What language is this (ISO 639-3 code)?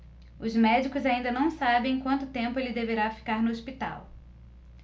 por